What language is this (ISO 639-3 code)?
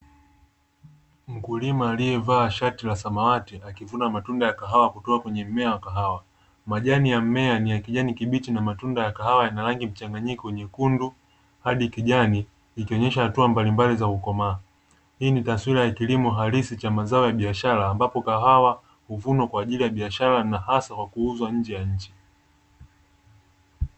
swa